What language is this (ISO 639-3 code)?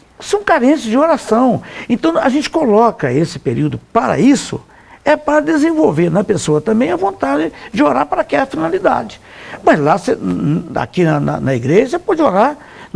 por